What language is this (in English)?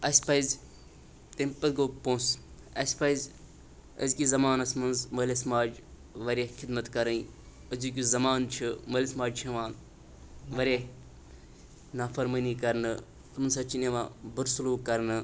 Kashmiri